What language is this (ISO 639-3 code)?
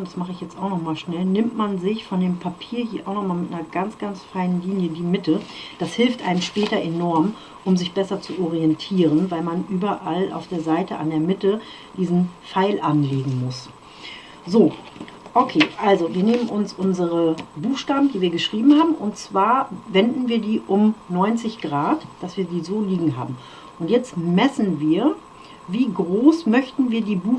deu